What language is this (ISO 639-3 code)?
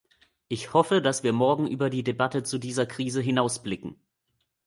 deu